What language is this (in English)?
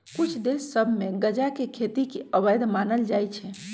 Magahi